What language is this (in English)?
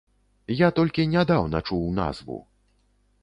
Belarusian